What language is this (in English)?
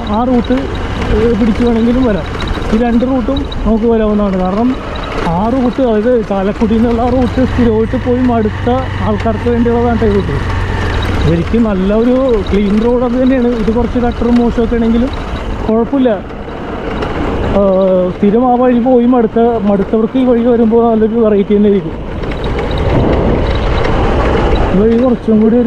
Arabic